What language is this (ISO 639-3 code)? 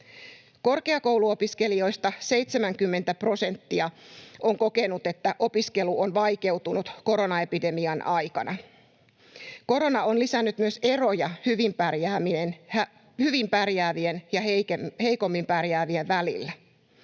fin